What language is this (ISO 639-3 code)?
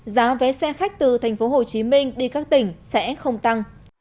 vie